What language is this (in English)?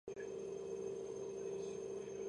Georgian